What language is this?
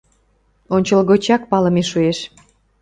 Mari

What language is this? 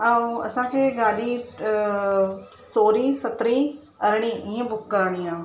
Sindhi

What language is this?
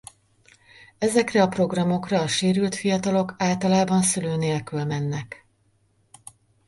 Hungarian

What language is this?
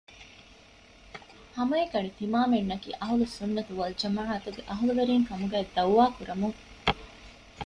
Divehi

